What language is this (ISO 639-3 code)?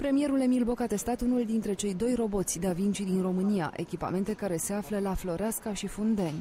ron